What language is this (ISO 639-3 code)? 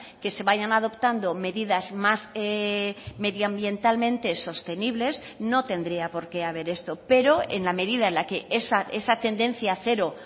spa